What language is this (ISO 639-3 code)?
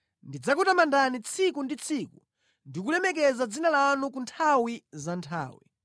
nya